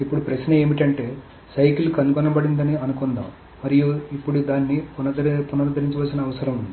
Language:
Telugu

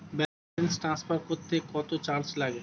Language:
Bangla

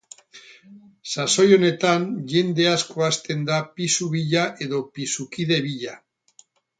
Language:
Basque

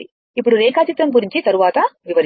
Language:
Telugu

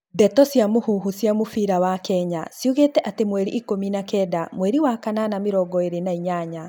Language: Kikuyu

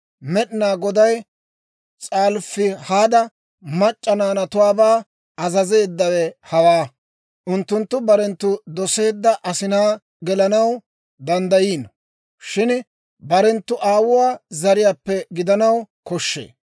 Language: Dawro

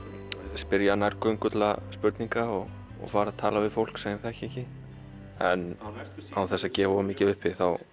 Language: Icelandic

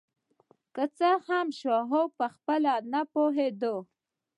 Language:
Pashto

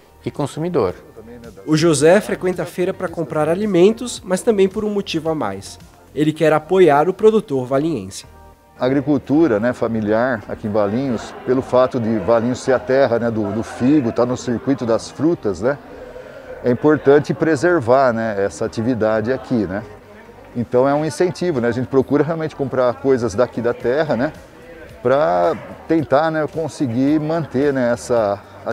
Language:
Portuguese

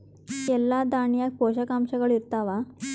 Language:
Kannada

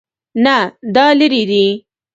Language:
Pashto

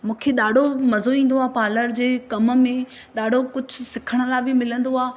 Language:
Sindhi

